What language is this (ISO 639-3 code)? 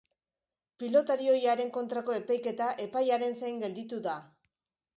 eus